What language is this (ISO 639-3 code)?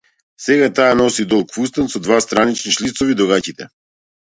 mkd